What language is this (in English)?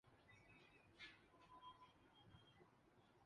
Urdu